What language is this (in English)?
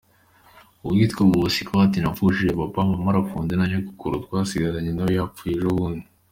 Kinyarwanda